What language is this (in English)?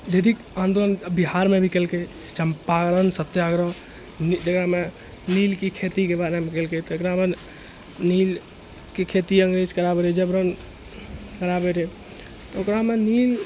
Maithili